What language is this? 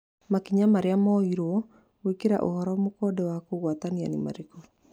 Kikuyu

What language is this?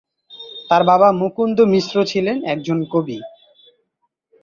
Bangla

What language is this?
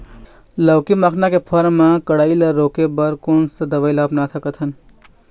Chhattisgarhi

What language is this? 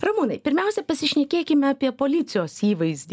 Lithuanian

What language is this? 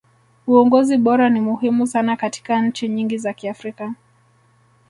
Swahili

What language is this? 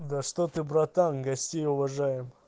Russian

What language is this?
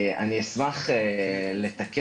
Hebrew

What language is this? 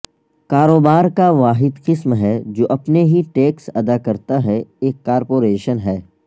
Urdu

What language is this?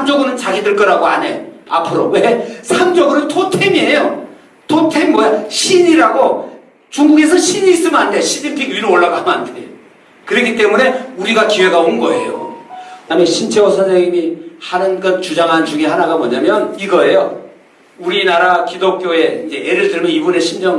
Korean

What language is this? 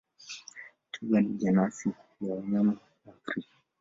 Swahili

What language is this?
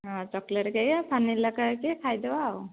Odia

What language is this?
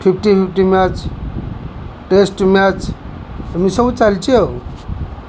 Odia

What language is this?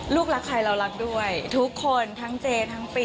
Thai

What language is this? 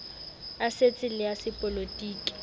Southern Sotho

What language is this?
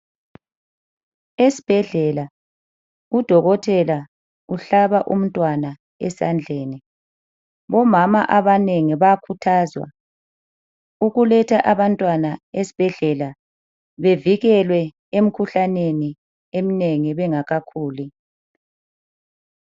North Ndebele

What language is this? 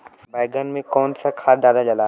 Bhojpuri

